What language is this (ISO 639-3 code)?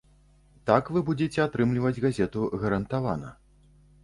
bel